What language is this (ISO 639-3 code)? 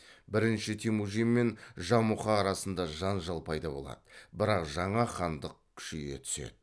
kaz